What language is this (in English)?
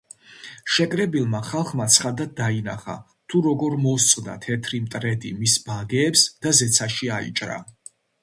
Georgian